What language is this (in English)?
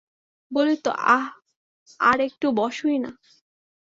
Bangla